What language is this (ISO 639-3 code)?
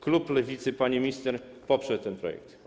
pol